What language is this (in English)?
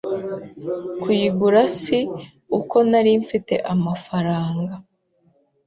Kinyarwanda